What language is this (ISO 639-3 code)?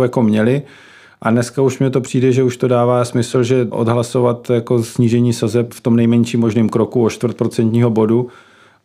ces